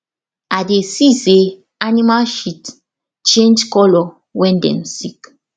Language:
Nigerian Pidgin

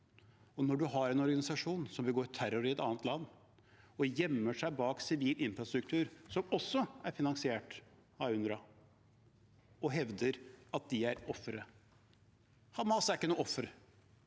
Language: Norwegian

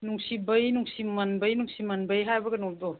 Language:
Manipuri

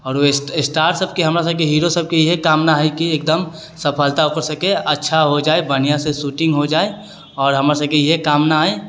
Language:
Maithili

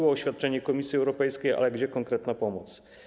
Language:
Polish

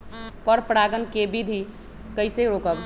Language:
Magahi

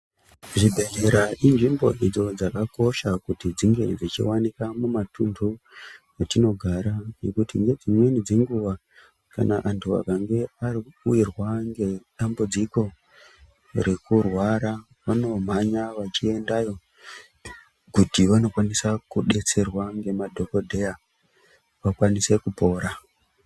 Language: Ndau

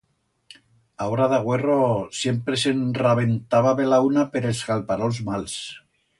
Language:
Aragonese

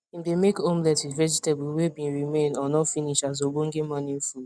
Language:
Nigerian Pidgin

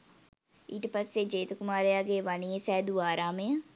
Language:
Sinhala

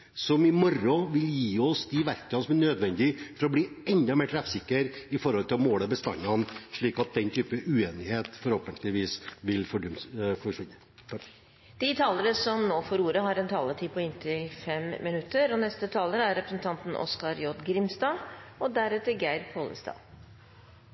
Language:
Norwegian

